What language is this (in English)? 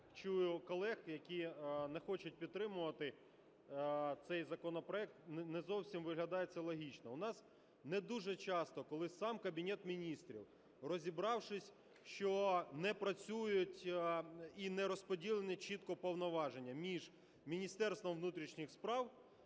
Ukrainian